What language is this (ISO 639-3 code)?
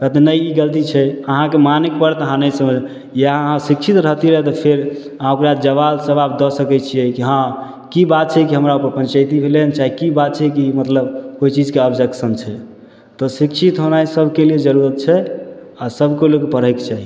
mai